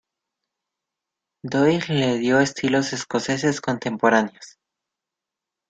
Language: Spanish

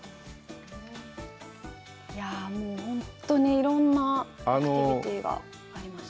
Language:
Japanese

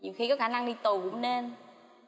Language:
Vietnamese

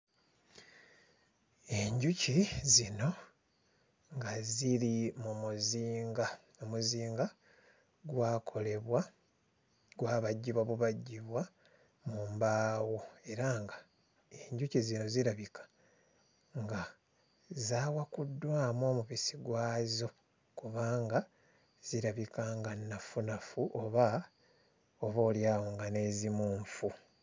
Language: Ganda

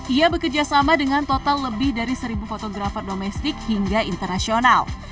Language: Indonesian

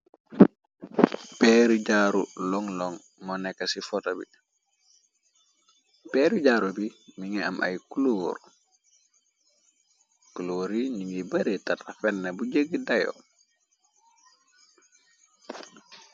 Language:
Wolof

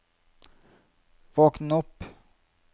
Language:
Norwegian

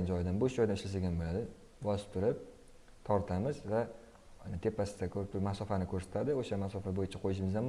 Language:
Turkish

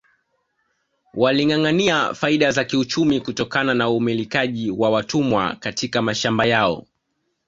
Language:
Swahili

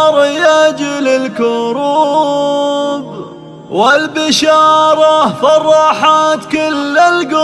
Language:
Arabic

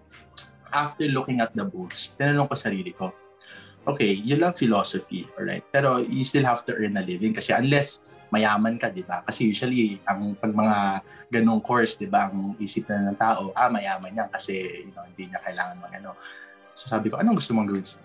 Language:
Filipino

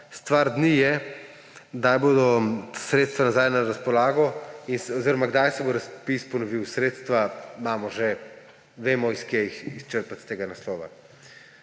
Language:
Slovenian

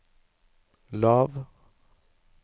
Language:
Norwegian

